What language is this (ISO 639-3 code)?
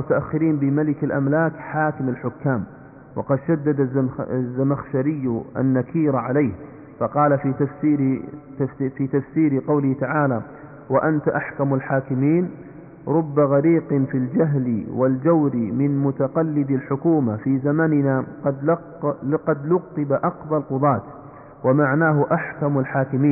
ara